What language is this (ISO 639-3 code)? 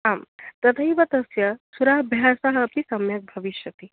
san